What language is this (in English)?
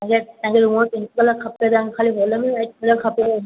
Sindhi